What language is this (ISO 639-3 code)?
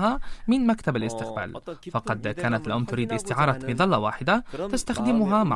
ara